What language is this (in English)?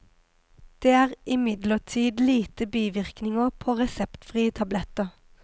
Norwegian